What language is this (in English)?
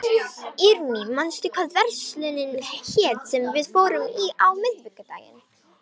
Icelandic